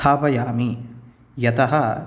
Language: Sanskrit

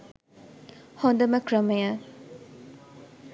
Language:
Sinhala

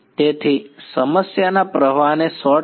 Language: Gujarati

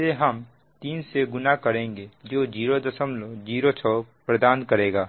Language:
Hindi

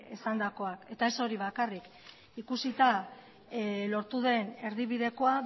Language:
Basque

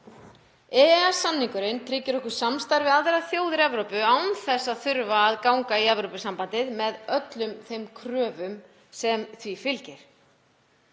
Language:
Icelandic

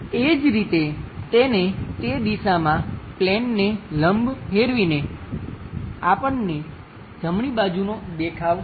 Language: Gujarati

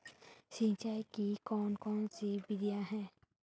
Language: Hindi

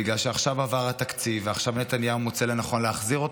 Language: Hebrew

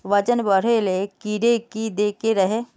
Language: Magahi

